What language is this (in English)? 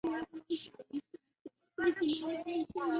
Chinese